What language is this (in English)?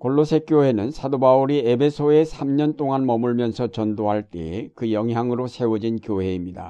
Korean